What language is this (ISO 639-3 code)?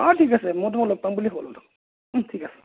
asm